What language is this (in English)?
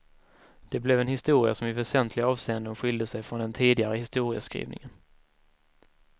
Swedish